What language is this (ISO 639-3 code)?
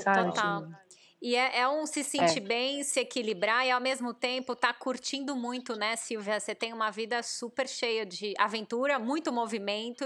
por